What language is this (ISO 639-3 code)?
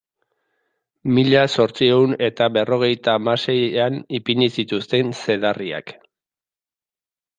eus